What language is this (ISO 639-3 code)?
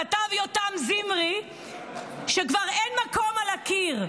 heb